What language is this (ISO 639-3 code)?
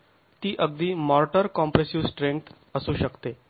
mar